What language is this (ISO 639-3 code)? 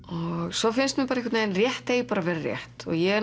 isl